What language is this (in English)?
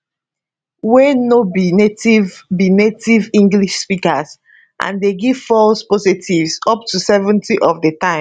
Nigerian Pidgin